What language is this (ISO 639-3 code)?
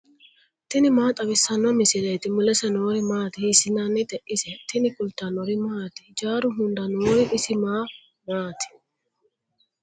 sid